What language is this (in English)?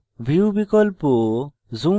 Bangla